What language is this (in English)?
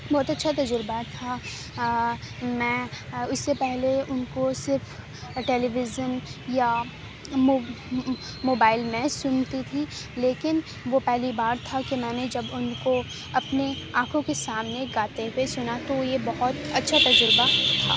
Urdu